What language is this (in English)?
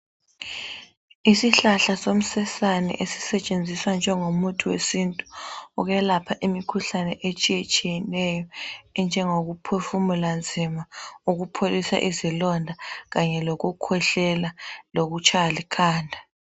North Ndebele